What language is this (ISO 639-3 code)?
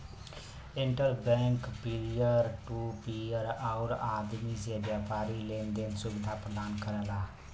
bho